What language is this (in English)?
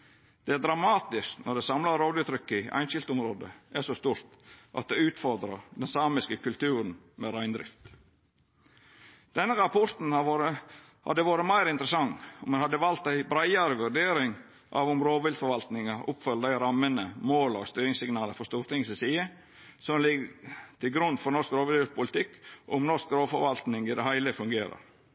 Norwegian Nynorsk